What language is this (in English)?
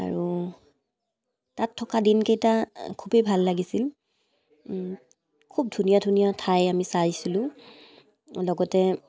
Assamese